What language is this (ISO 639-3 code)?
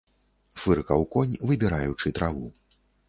bel